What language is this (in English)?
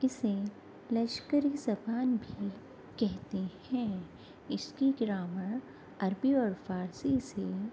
Urdu